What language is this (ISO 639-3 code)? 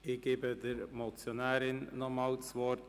gsw